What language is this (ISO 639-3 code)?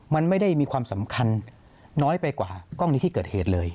tha